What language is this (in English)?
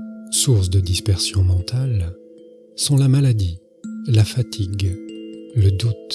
French